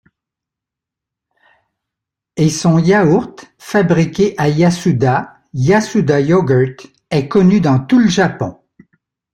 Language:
French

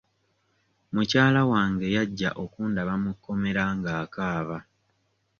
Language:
Ganda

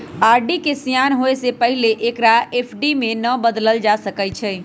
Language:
Magahi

